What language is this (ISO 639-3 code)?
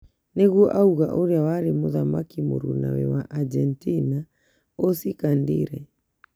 kik